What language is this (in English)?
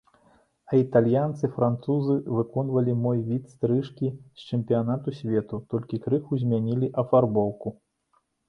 Belarusian